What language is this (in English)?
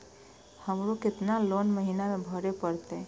Maithili